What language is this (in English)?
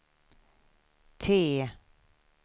Swedish